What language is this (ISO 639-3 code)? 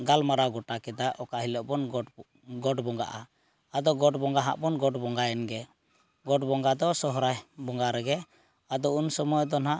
sat